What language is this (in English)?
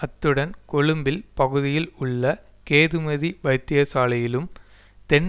Tamil